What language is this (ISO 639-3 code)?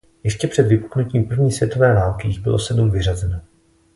ces